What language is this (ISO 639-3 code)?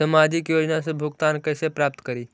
mag